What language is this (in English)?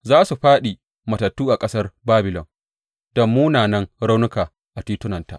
Hausa